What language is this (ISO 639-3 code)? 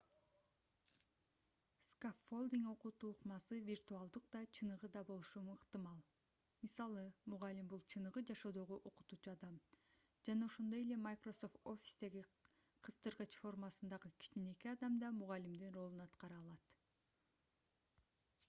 kir